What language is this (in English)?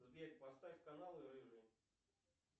Russian